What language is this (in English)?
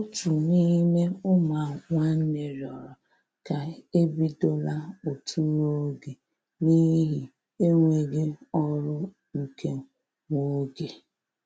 Igbo